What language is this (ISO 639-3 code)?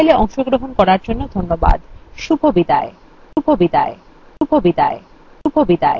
ben